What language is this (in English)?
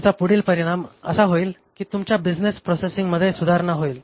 Marathi